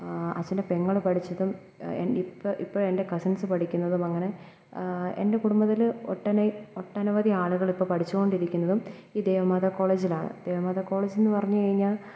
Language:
Malayalam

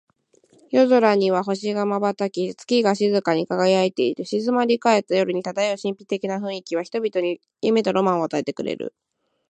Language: Japanese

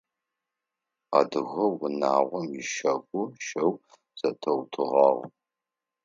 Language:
Adyghe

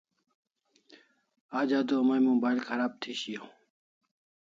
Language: Kalasha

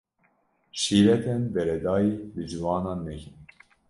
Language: Kurdish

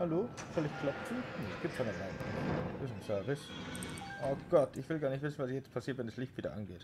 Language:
German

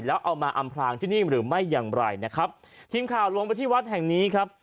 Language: Thai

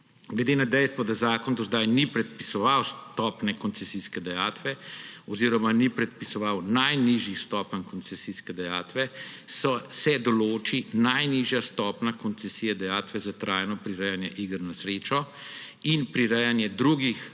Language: Slovenian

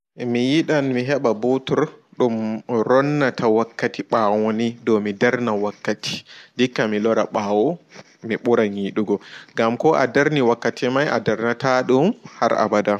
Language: Fula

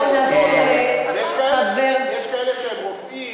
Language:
Hebrew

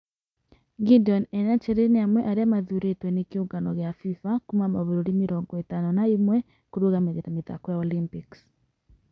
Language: Kikuyu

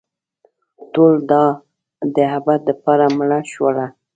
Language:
Pashto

